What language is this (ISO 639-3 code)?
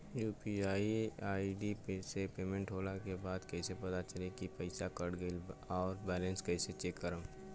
bho